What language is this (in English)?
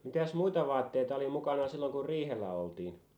Finnish